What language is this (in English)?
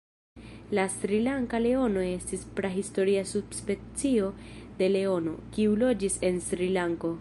Esperanto